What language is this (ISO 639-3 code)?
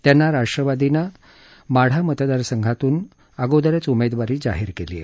mar